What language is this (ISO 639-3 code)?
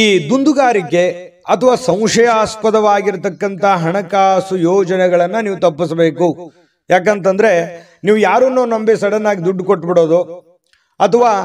kan